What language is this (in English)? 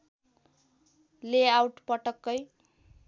Nepali